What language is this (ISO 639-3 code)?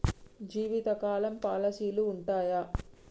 tel